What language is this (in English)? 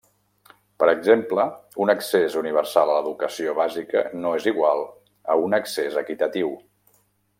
Catalan